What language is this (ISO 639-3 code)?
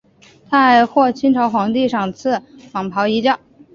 zho